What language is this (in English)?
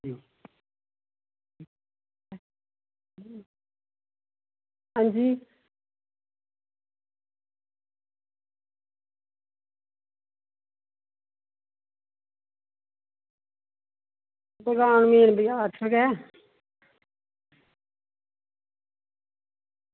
Dogri